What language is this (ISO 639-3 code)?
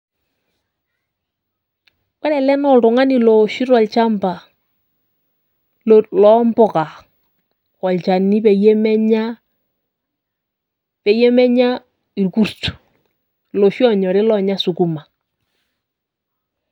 mas